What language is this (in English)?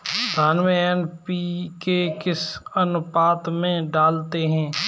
Hindi